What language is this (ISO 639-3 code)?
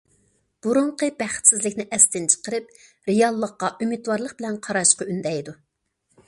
uig